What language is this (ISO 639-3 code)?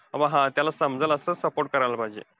mar